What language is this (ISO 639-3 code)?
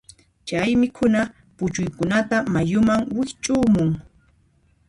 qxp